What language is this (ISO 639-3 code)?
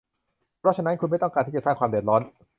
tha